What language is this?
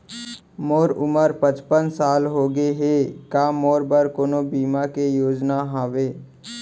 Chhattisgarhi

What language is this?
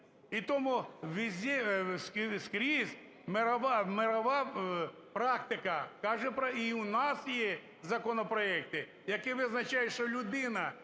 Ukrainian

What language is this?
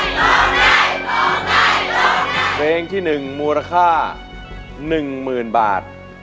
Thai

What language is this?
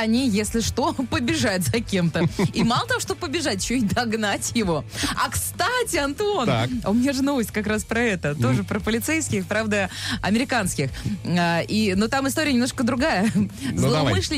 Russian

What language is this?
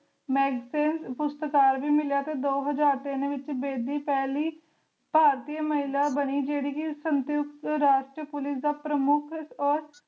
Punjabi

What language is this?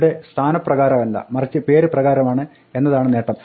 Malayalam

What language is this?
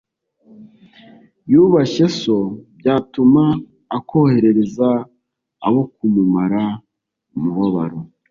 Kinyarwanda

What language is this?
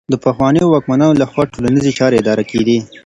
Pashto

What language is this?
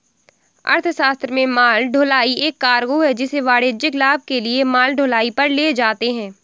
Hindi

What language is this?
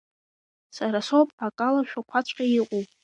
Abkhazian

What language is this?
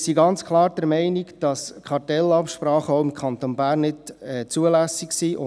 Swiss German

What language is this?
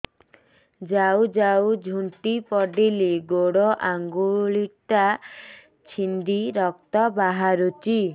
Odia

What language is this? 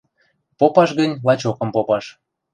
Western Mari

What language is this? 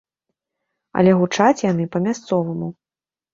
Belarusian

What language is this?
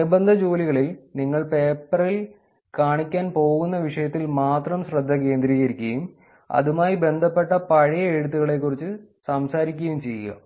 Malayalam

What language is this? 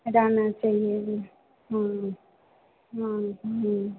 Hindi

